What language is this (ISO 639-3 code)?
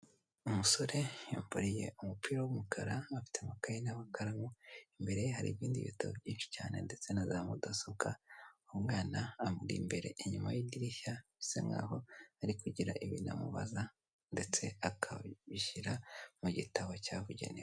kin